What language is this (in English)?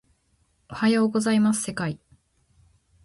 Japanese